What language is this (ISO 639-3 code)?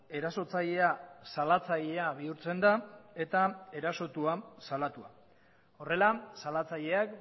eus